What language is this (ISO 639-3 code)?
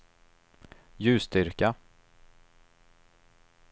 swe